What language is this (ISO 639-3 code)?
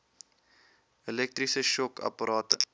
afr